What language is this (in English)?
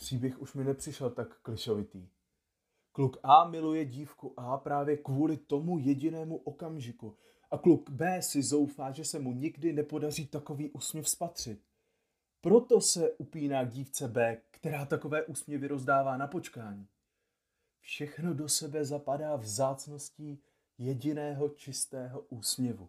Czech